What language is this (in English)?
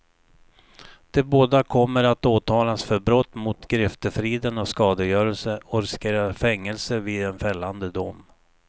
Swedish